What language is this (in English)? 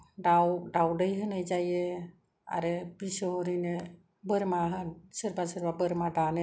Bodo